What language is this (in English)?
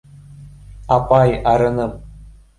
Bashkir